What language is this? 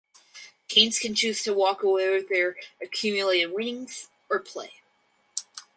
English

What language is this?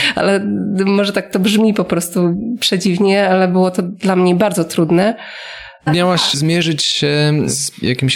Polish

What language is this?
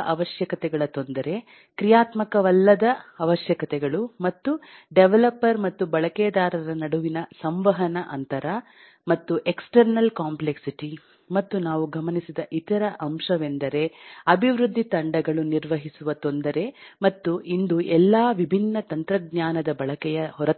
Kannada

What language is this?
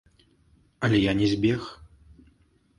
Belarusian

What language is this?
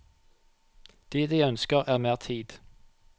Norwegian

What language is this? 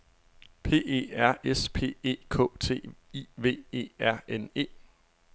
Danish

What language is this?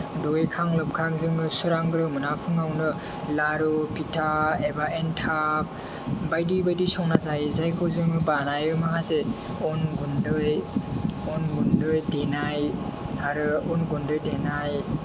Bodo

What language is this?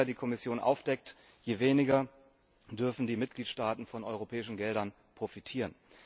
German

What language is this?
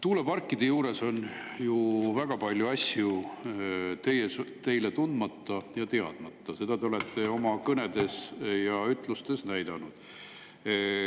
Estonian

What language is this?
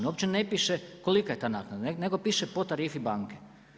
Croatian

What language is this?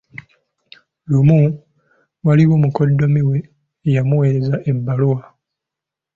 Ganda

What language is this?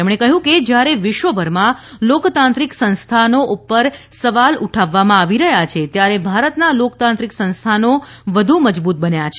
Gujarati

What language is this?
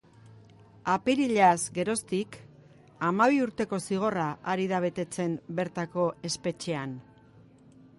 Basque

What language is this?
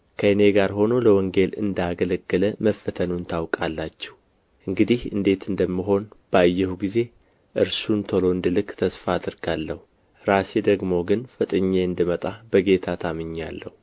Amharic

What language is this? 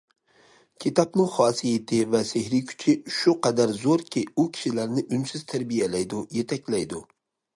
Uyghur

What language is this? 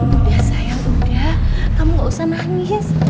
Indonesian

